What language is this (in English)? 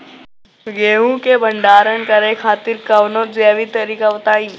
Bhojpuri